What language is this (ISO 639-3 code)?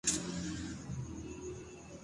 urd